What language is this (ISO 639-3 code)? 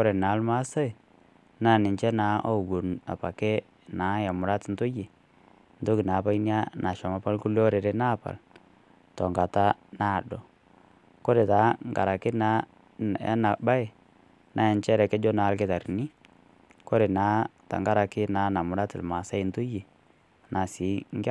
mas